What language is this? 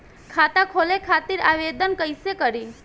Bhojpuri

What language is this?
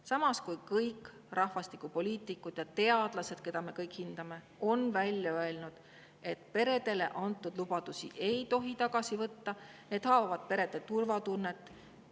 Estonian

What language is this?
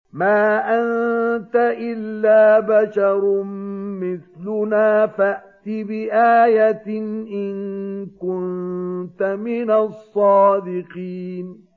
Arabic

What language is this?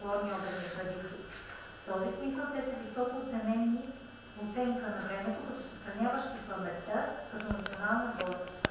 Bulgarian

